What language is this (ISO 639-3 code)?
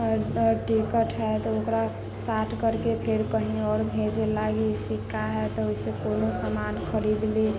mai